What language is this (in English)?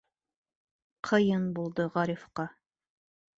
Bashkir